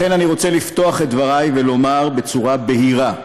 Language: Hebrew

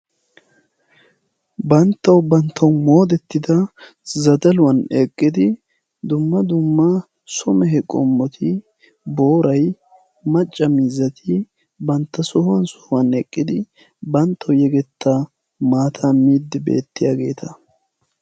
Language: Wolaytta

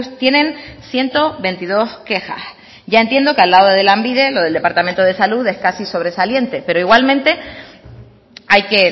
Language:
Spanish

